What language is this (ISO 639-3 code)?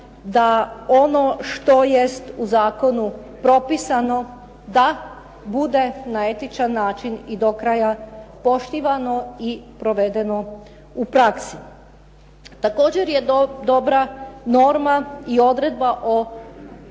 hrv